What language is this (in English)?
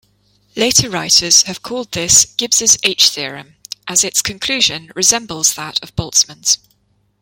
English